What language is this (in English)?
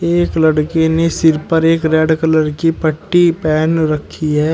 Hindi